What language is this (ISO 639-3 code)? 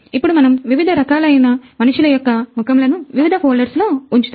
tel